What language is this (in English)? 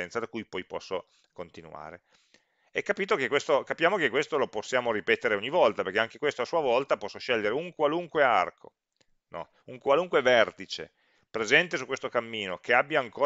Italian